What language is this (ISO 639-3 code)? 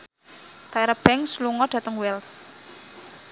jav